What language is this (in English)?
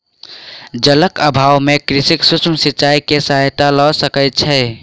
Maithili